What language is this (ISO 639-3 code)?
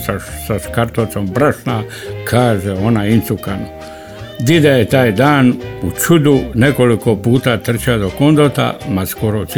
hrv